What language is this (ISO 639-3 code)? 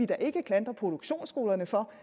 dan